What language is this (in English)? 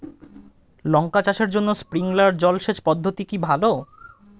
Bangla